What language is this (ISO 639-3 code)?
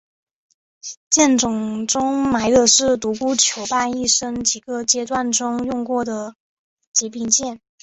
zho